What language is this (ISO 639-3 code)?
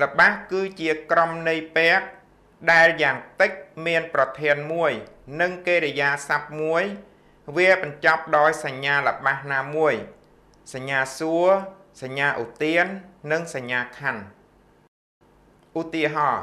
vie